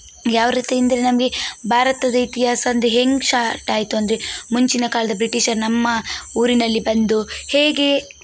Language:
Kannada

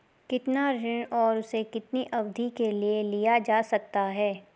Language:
Hindi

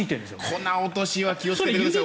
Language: Japanese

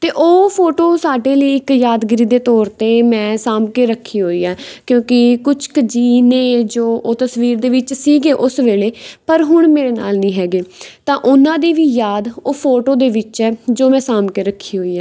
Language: Punjabi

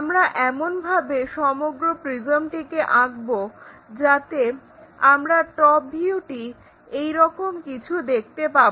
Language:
Bangla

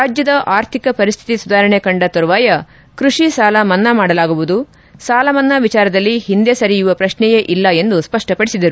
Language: Kannada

